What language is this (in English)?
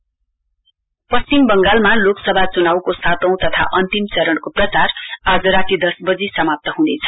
Nepali